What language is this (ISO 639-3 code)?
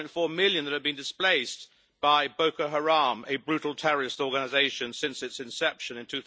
eng